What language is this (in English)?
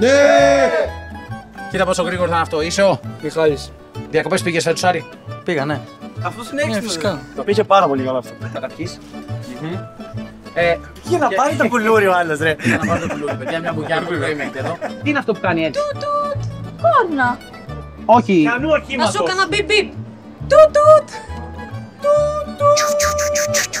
Greek